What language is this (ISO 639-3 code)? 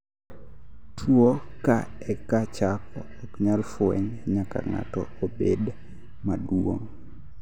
luo